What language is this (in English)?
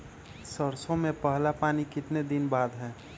Magahi